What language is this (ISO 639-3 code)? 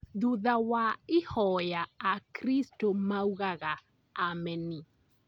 kik